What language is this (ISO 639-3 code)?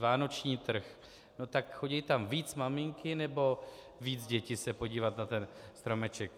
ces